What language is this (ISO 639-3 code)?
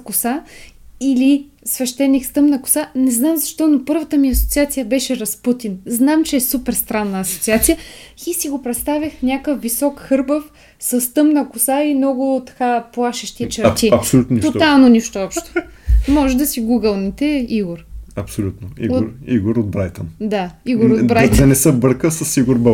bul